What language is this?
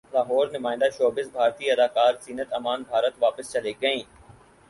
Urdu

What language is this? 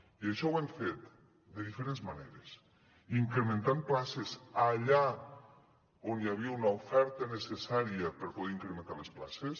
Catalan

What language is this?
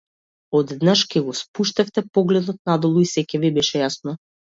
Macedonian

